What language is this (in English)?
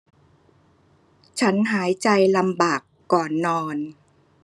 Thai